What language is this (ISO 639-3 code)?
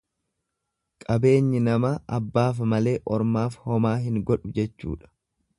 orm